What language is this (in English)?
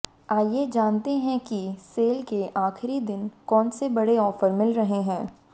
Hindi